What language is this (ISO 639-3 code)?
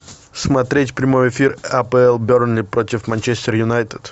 rus